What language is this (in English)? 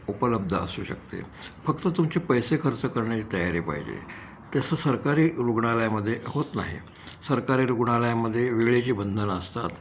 Marathi